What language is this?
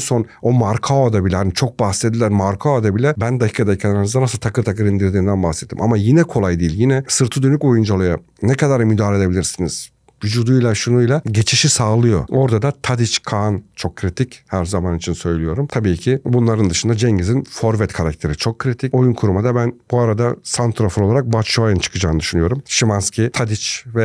Turkish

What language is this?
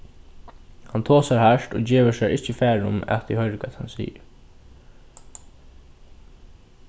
Faroese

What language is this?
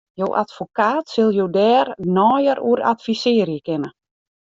Western Frisian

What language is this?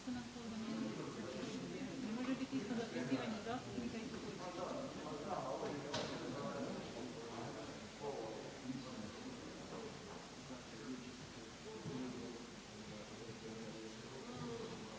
Croatian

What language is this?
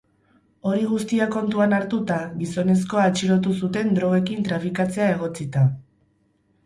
Basque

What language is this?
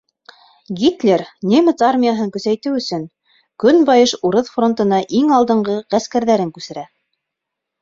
Bashkir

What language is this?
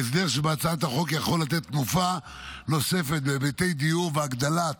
Hebrew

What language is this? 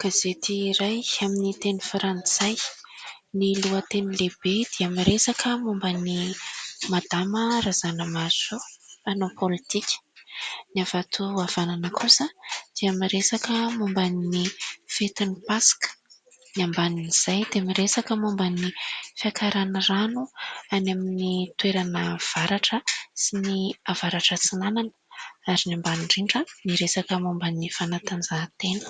Malagasy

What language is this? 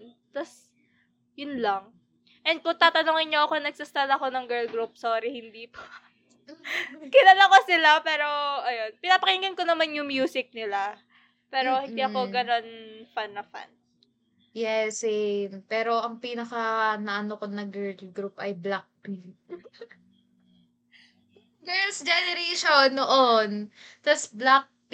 Filipino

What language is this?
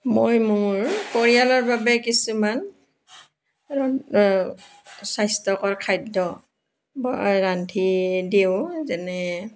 Assamese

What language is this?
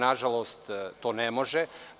Serbian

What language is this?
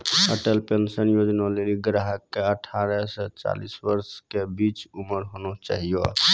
Maithili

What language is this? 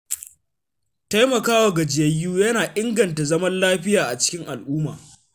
Hausa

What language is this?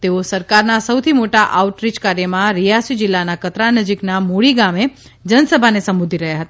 Gujarati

